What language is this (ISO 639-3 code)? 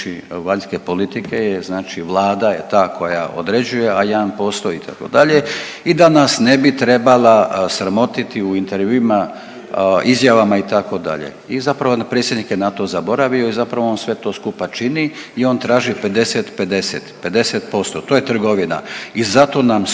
hrv